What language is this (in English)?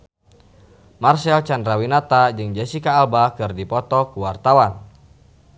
Sundanese